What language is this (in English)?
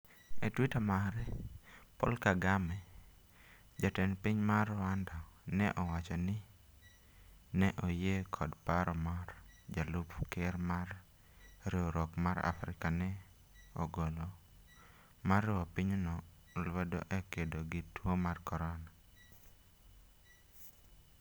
Luo (Kenya and Tanzania)